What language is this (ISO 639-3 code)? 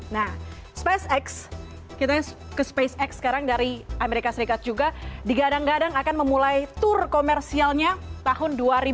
ind